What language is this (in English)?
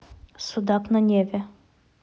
Russian